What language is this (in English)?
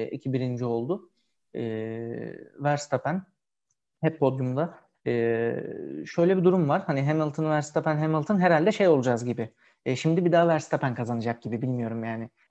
Turkish